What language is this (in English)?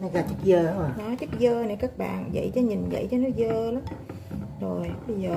Vietnamese